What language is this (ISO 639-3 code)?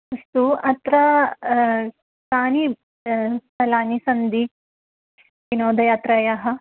san